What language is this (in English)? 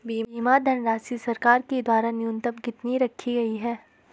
Hindi